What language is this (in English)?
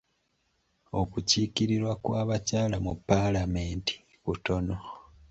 Ganda